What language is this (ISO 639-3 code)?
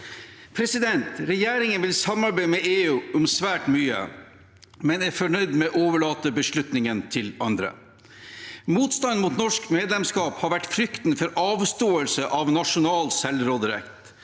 nor